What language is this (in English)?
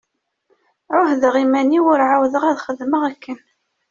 Kabyle